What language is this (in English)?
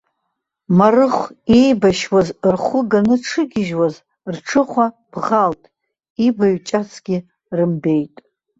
Abkhazian